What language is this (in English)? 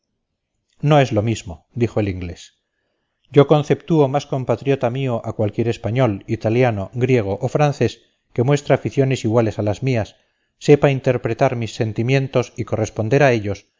Spanish